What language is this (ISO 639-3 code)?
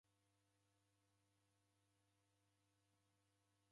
dav